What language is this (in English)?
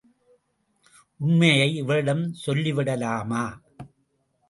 Tamil